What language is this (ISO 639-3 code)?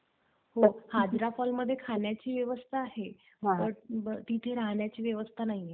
mar